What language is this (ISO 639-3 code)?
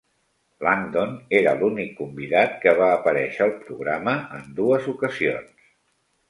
cat